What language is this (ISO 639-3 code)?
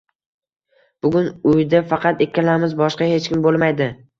uzb